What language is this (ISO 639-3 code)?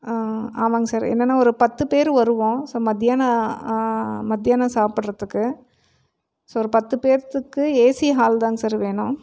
tam